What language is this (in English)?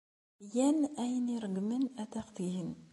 Kabyle